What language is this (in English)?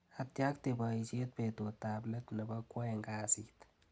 Kalenjin